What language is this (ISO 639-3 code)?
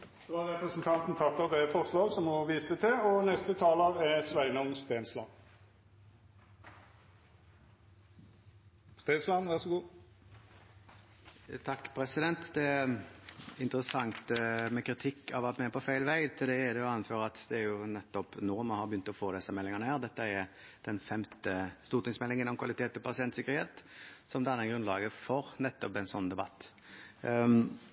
nor